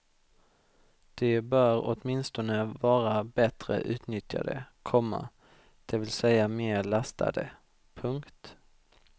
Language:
Swedish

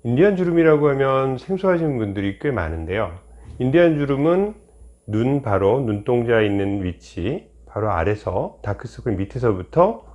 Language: Korean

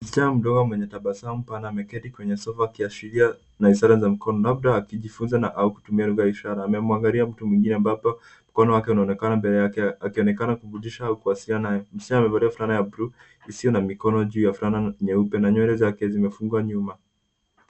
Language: Swahili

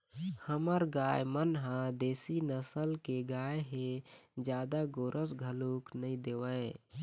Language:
Chhattisgarhi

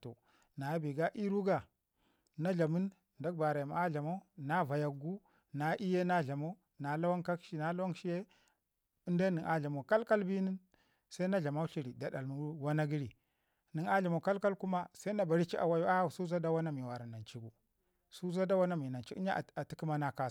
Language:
Ngizim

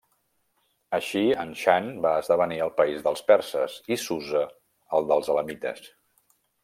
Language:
Catalan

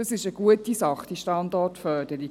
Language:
Swiss German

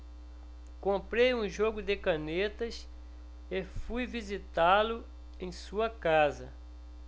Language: Portuguese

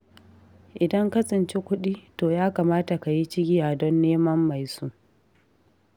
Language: Hausa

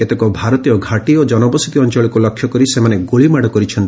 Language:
Odia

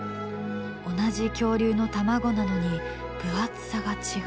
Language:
Japanese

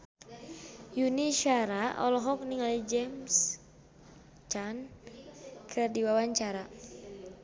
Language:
Sundanese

